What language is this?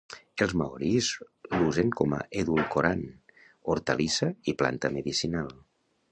Catalan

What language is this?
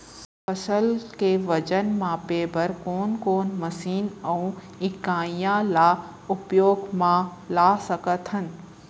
Chhattisgarhi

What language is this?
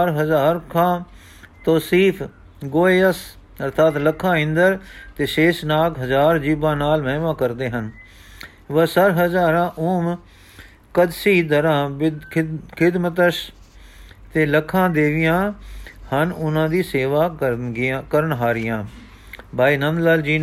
Punjabi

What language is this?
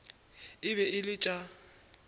Northern Sotho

